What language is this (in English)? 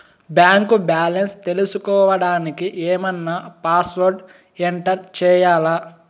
Telugu